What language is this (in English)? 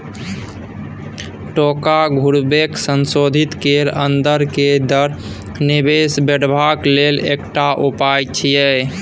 Maithili